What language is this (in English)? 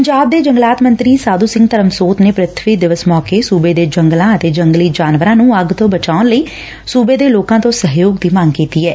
Punjabi